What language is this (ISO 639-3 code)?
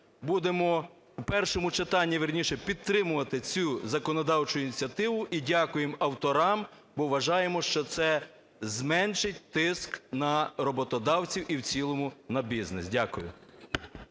ukr